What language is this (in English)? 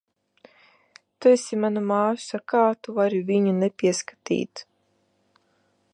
Latvian